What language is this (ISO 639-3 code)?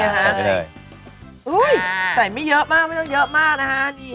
tha